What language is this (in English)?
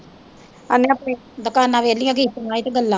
Punjabi